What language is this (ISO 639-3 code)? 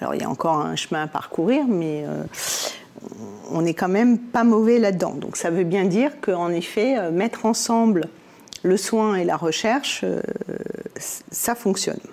fra